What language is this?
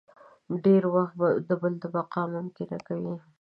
Pashto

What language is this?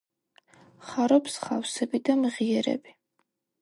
Georgian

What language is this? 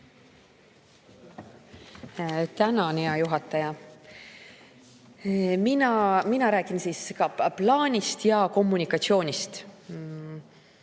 Estonian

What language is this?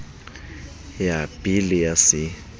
Southern Sotho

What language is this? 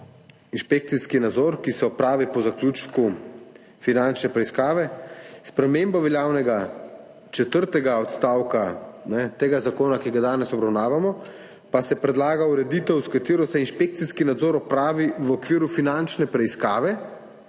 Slovenian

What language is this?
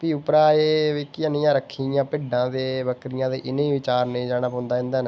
Dogri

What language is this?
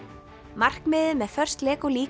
Icelandic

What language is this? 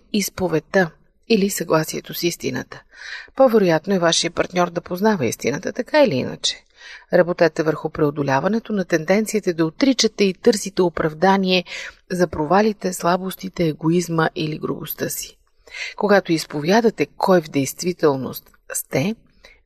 Bulgarian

